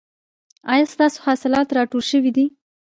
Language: Pashto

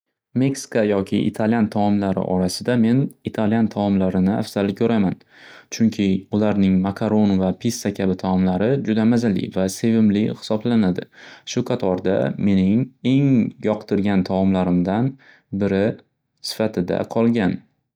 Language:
Uzbek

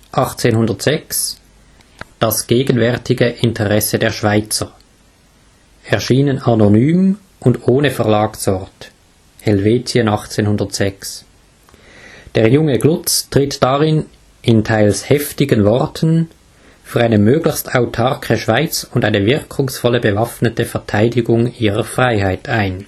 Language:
German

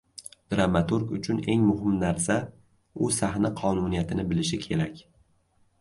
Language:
Uzbek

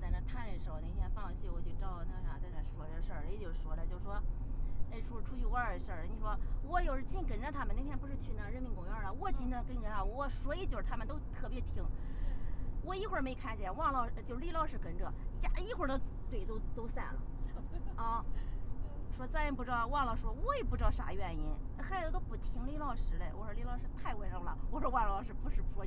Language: Chinese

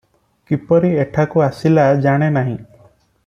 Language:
Odia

